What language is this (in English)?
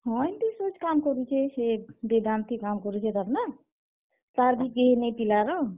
Odia